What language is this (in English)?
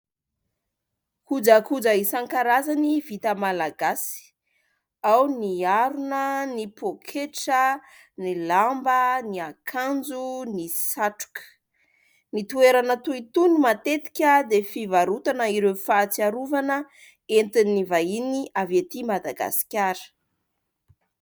Malagasy